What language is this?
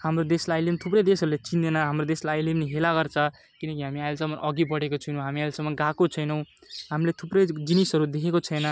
Nepali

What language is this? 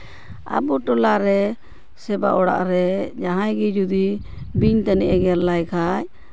Santali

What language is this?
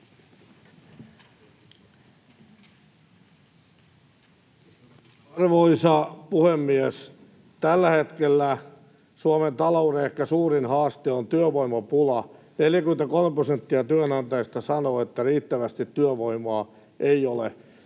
Finnish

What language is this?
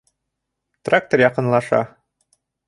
Bashkir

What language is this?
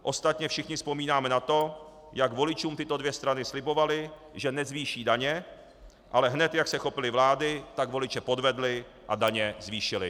Czech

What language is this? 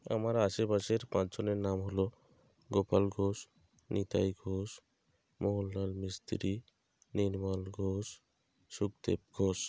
Bangla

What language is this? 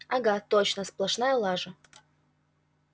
Russian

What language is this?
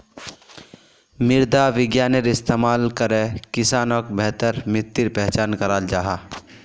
Magahi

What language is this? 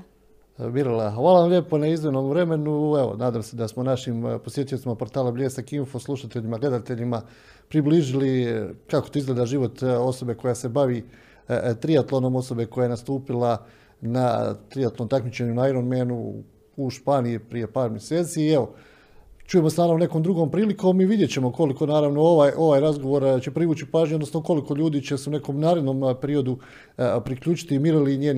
Croatian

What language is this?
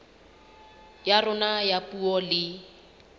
Southern Sotho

